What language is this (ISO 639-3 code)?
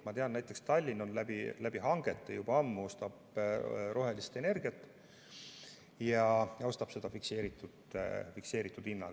est